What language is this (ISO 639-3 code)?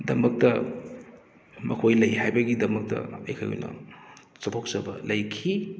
mni